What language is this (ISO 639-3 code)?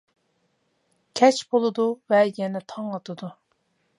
uig